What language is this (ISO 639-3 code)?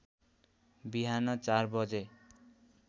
nep